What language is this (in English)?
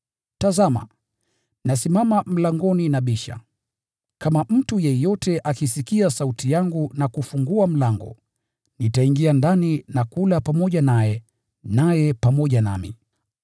Swahili